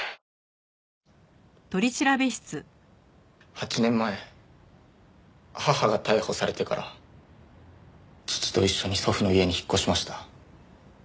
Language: Japanese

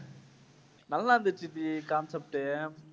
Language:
Tamil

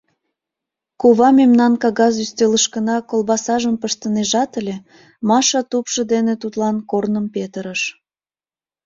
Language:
Mari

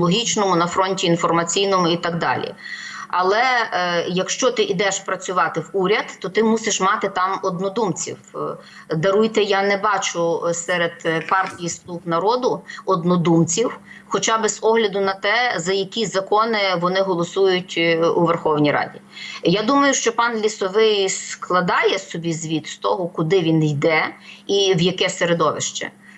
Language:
Ukrainian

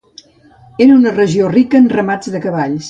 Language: Catalan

